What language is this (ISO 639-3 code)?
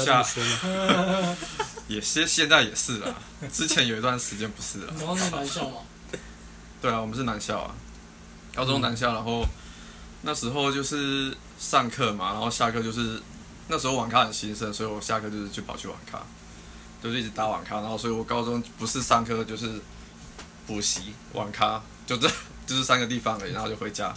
zho